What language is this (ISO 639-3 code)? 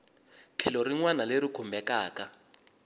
tso